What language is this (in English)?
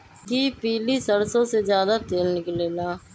Magahi